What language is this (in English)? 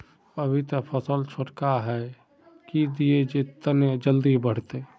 Magahi